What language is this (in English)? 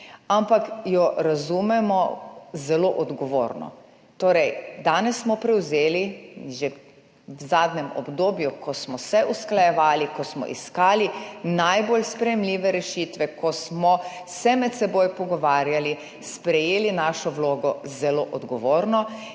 Slovenian